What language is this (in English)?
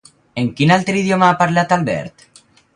Catalan